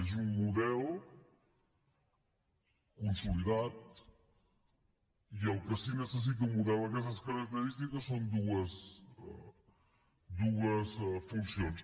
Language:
Catalan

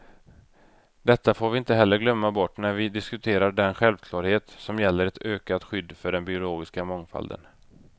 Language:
Swedish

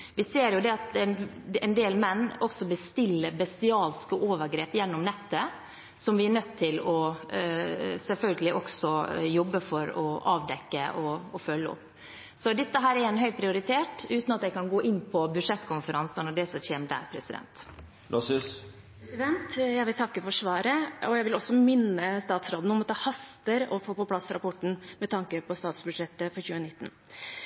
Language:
Norwegian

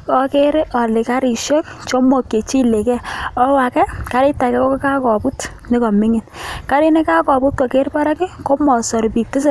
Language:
Kalenjin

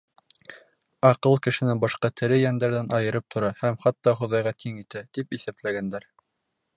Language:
Bashkir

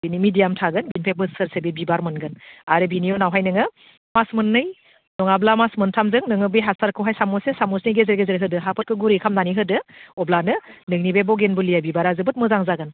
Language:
Bodo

